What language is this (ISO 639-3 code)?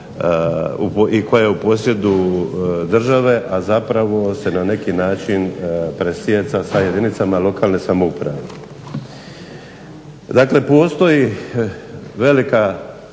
hrv